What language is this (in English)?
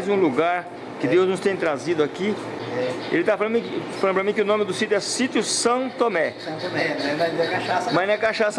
Portuguese